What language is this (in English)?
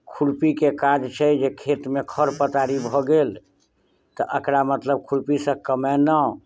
Maithili